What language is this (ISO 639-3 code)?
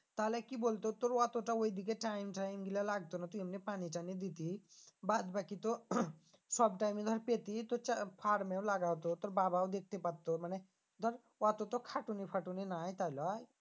ben